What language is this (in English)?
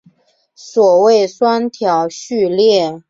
Chinese